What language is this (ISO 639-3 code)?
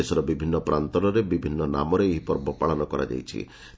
ori